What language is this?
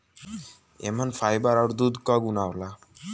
Bhojpuri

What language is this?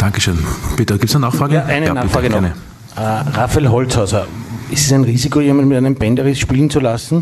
German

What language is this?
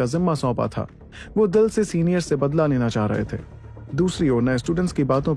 Hindi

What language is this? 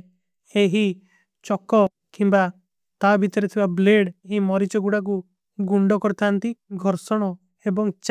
Kui (India)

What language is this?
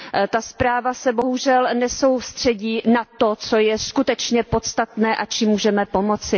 Czech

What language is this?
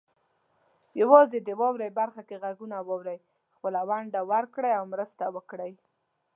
Pashto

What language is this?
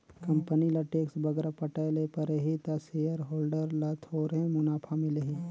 Chhattisgarhi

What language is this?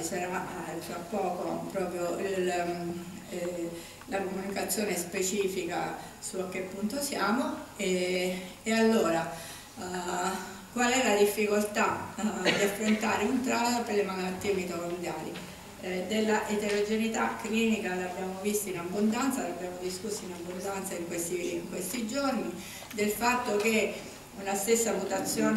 Italian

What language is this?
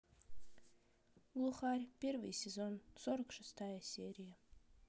Russian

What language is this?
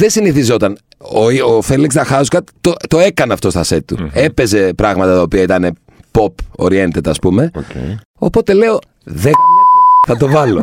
Greek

